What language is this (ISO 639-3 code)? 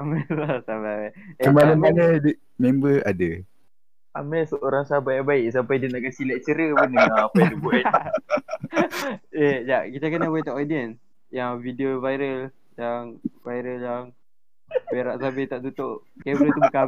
msa